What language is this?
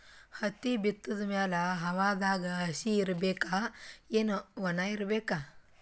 Kannada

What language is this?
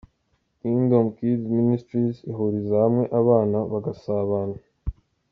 Kinyarwanda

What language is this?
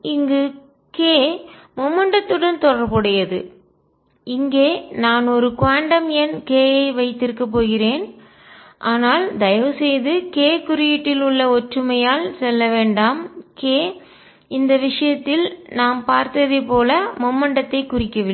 Tamil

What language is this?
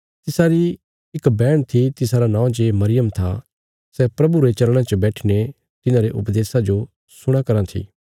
Bilaspuri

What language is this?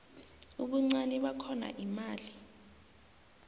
South Ndebele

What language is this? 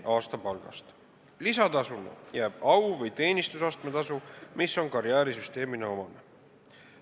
Estonian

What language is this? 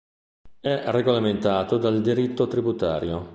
Italian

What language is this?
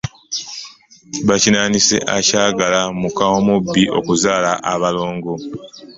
Ganda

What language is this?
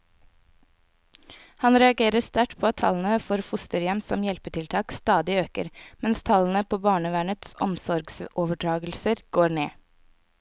Norwegian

